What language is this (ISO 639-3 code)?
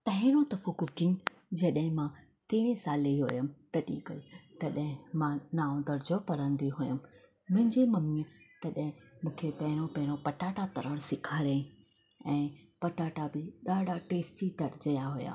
snd